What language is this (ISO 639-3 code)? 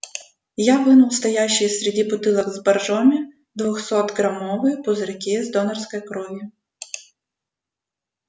rus